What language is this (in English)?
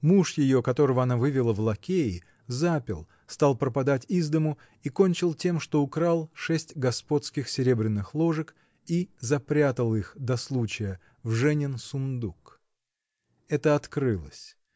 Russian